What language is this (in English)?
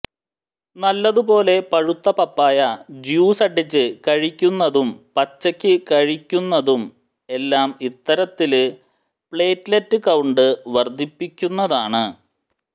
Malayalam